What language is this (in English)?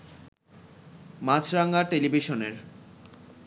Bangla